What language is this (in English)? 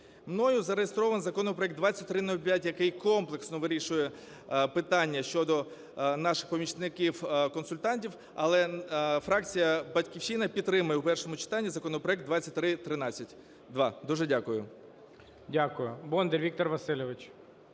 Ukrainian